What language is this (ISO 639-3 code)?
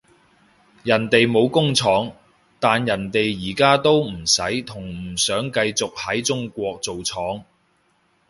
yue